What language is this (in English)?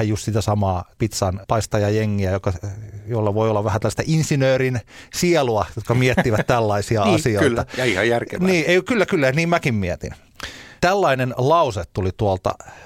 Finnish